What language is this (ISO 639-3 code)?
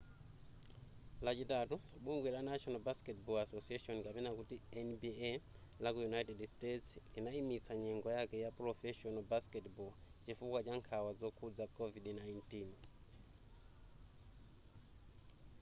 nya